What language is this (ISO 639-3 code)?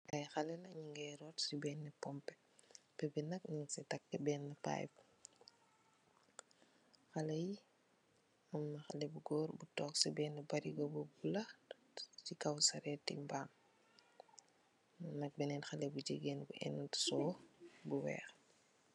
wol